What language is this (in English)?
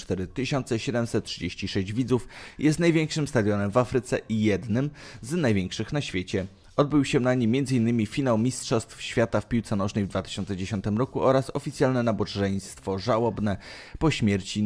Polish